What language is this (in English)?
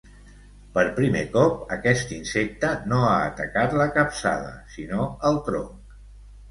Catalan